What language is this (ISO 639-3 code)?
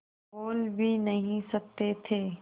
hin